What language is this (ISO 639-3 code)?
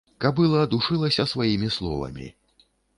bel